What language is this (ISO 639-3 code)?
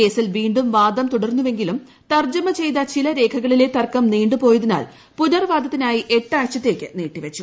mal